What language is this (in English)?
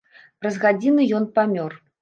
Belarusian